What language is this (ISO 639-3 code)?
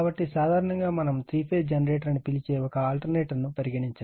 tel